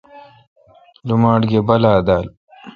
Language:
Kalkoti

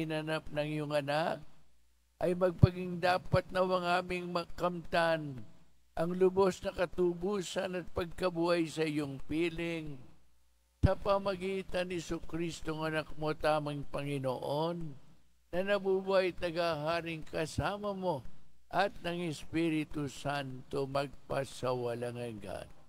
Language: Filipino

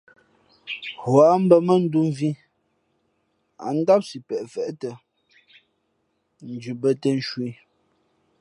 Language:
Fe'fe'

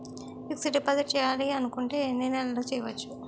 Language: Telugu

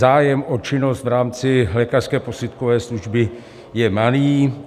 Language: Czech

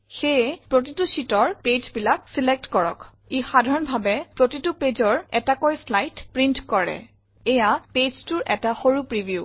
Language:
Assamese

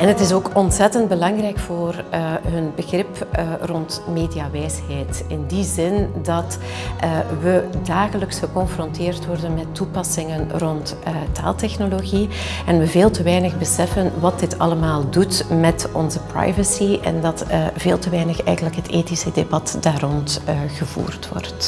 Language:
Dutch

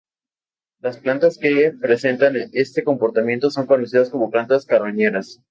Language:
Spanish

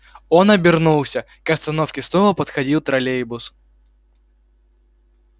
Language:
Russian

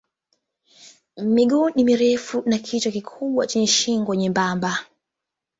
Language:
Swahili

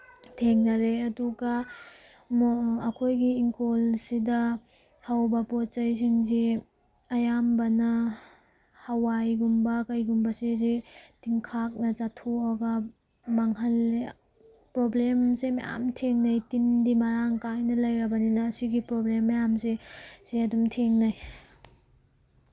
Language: Manipuri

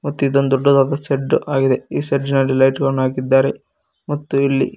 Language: Kannada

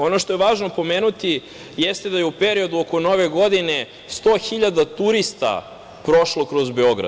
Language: Serbian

